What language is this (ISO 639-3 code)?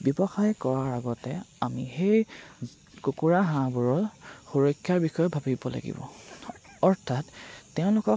asm